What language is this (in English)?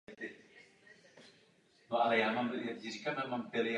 Czech